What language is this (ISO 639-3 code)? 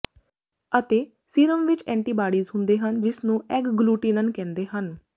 pan